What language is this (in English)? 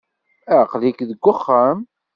Kabyle